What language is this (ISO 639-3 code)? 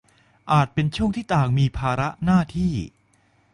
tha